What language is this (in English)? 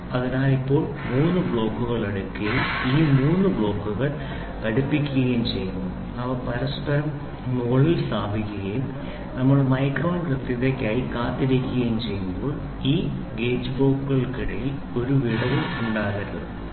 Malayalam